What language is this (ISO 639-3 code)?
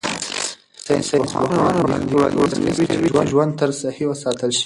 pus